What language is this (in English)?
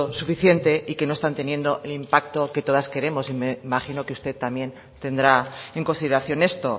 Spanish